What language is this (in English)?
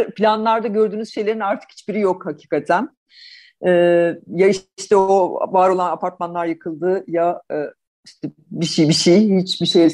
Turkish